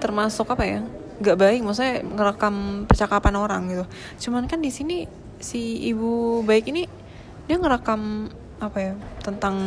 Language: Indonesian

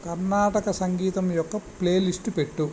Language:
Telugu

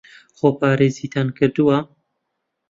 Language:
Central Kurdish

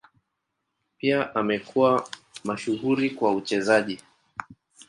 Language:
Swahili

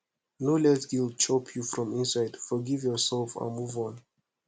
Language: Nigerian Pidgin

